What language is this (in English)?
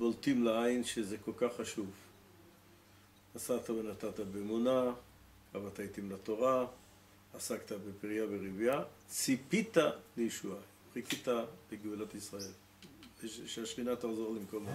Hebrew